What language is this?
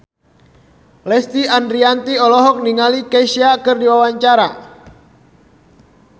Sundanese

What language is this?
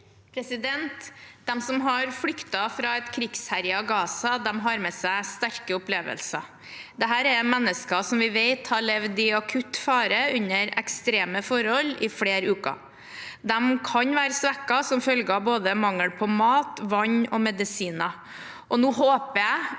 Norwegian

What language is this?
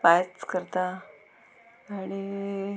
Konkani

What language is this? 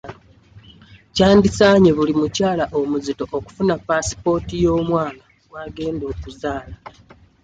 Ganda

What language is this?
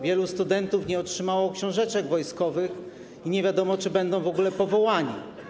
Polish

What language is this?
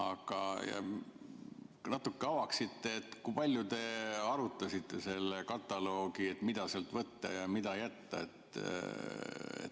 Estonian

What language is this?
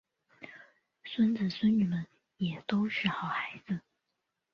Chinese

